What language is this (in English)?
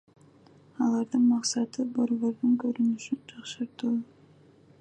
Kyrgyz